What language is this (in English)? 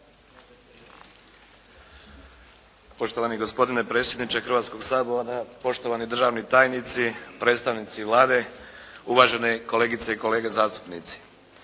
Croatian